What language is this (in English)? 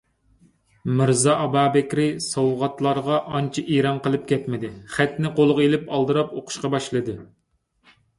Uyghur